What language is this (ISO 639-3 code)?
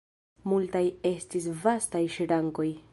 epo